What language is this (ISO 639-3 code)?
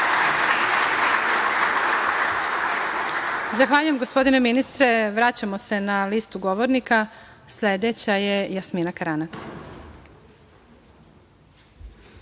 srp